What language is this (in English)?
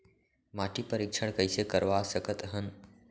Chhattisgarhi